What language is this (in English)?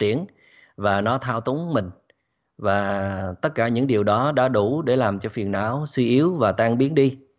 Vietnamese